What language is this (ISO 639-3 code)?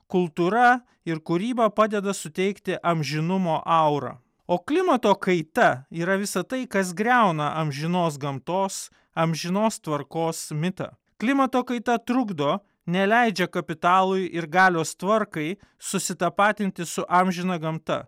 lit